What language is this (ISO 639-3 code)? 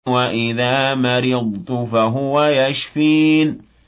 ara